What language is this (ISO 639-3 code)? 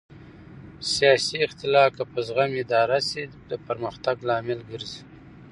pus